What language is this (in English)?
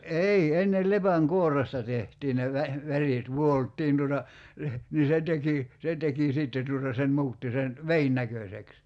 Finnish